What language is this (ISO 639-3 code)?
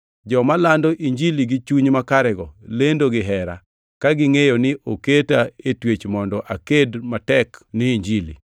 luo